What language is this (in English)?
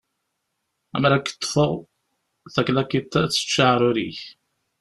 Kabyle